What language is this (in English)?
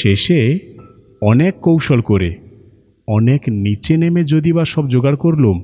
Bangla